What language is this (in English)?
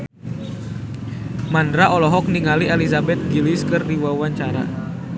Sundanese